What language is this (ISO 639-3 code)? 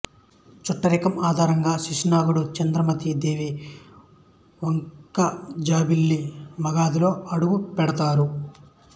tel